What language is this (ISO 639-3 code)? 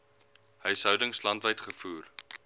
afr